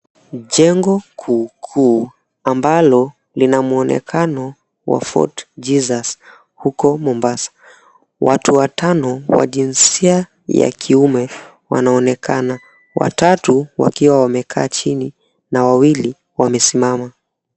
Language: Swahili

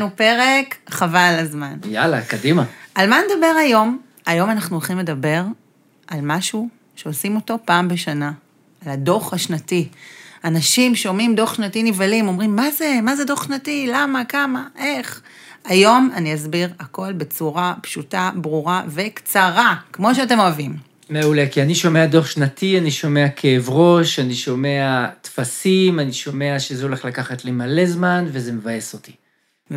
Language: Hebrew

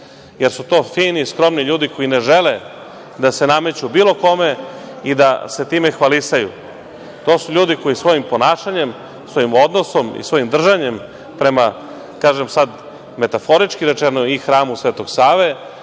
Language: Serbian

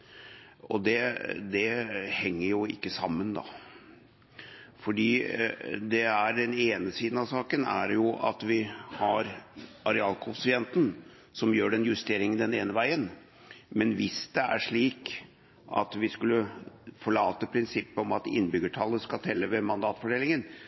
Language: Norwegian Bokmål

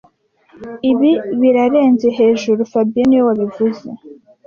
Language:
Kinyarwanda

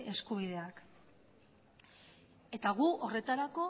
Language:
Basque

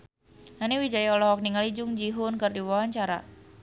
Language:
Sundanese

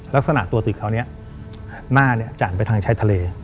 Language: Thai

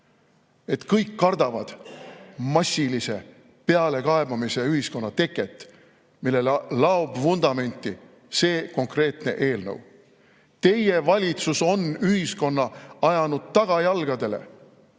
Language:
Estonian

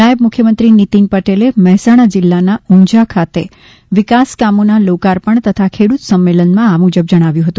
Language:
Gujarati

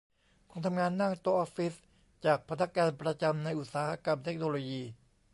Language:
Thai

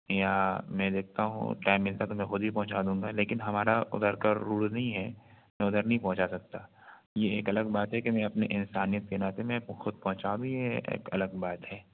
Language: Urdu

